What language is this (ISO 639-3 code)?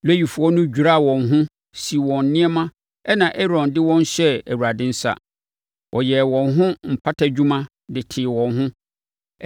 aka